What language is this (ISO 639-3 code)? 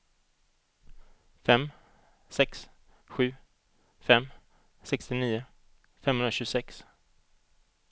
swe